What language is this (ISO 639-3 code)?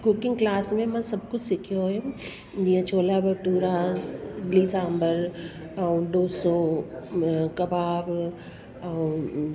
snd